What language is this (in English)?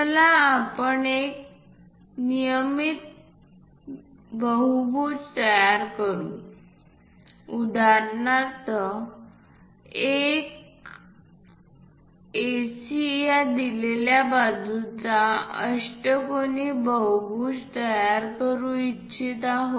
Marathi